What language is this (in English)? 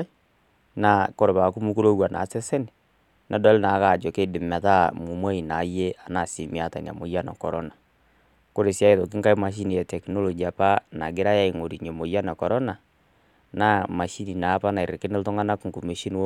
Masai